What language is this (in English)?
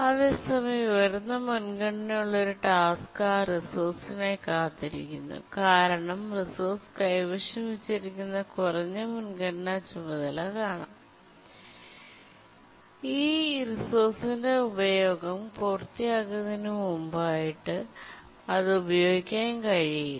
Malayalam